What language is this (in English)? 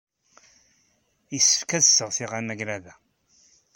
Kabyle